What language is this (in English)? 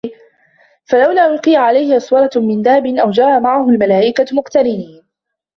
Arabic